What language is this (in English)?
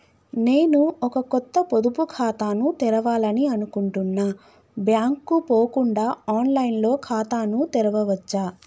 Telugu